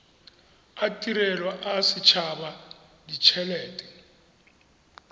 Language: Tswana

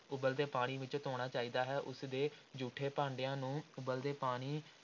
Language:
Punjabi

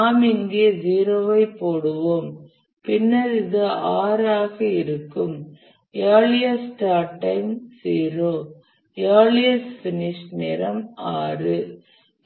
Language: Tamil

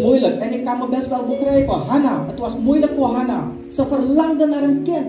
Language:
Dutch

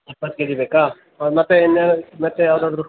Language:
Kannada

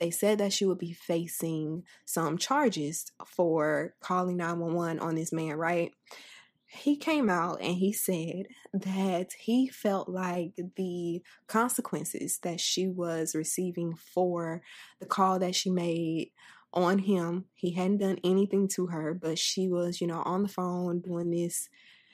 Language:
English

